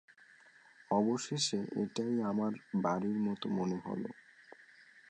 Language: Bangla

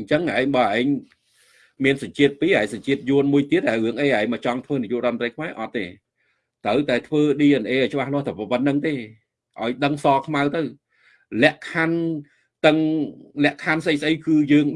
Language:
Vietnamese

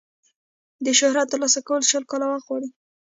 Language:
Pashto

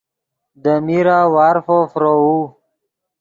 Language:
Yidgha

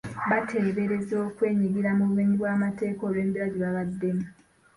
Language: Ganda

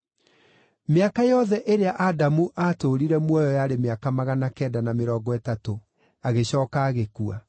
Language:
Kikuyu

